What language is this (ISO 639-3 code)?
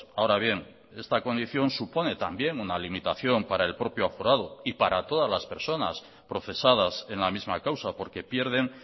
spa